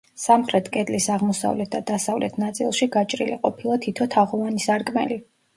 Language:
Georgian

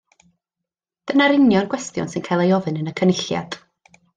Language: Welsh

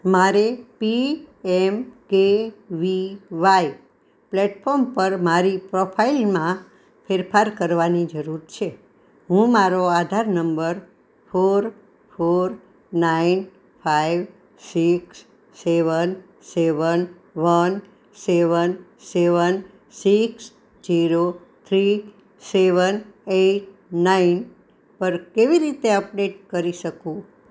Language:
Gujarati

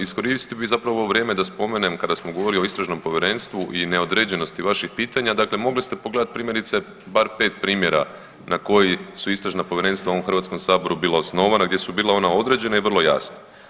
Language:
Croatian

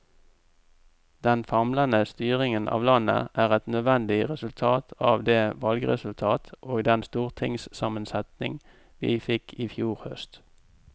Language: Norwegian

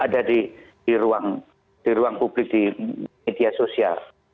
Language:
Indonesian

